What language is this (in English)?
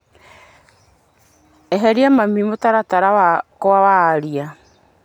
Kikuyu